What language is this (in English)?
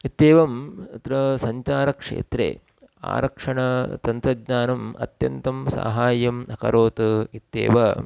Sanskrit